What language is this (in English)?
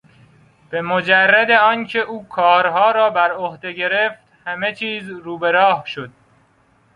Persian